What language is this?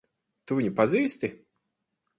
Latvian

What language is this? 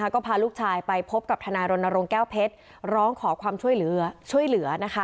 Thai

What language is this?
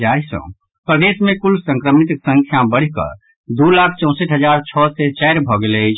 Maithili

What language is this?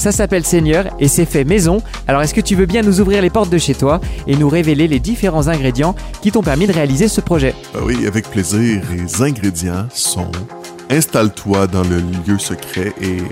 French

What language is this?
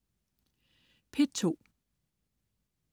Danish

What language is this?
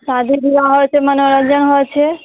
Maithili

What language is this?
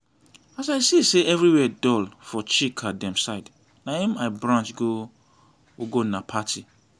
Nigerian Pidgin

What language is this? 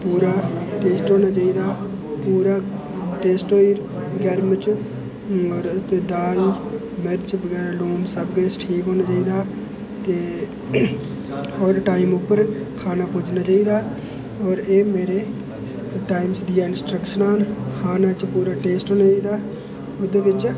Dogri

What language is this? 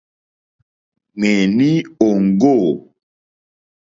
Mokpwe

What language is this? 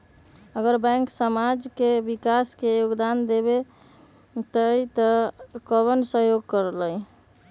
Magahi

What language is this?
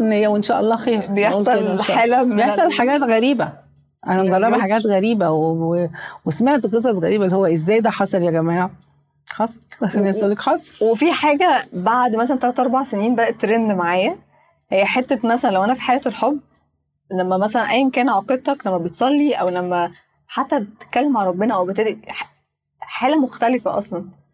Arabic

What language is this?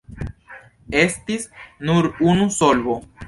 Esperanto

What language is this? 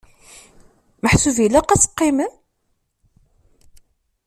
Kabyle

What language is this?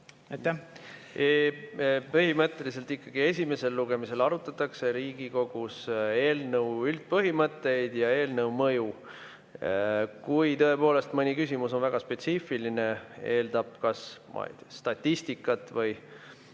Estonian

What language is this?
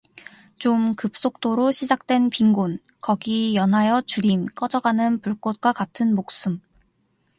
Korean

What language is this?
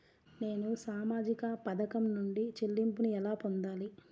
Telugu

